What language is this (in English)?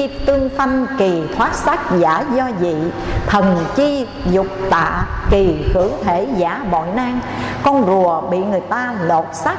Vietnamese